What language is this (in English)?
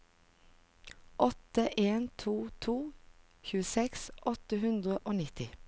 Norwegian